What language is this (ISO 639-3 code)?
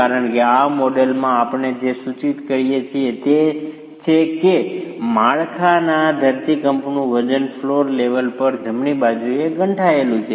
guj